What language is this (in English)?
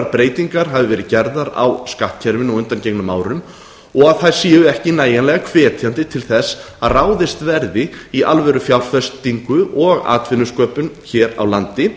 Icelandic